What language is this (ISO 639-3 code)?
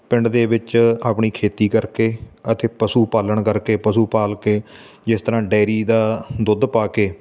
pan